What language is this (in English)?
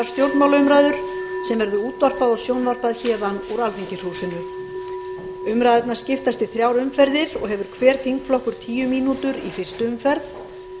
Icelandic